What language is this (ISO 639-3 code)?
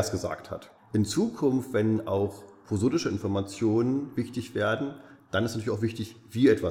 deu